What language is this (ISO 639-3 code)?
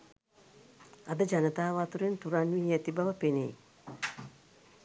sin